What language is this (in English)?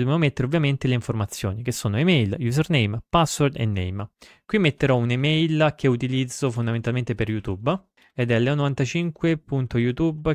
Italian